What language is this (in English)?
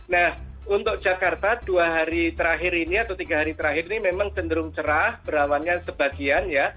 Indonesian